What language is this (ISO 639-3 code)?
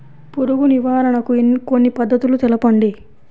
tel